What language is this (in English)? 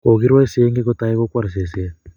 Kalenjin